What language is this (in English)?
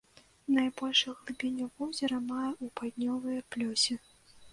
Belarusian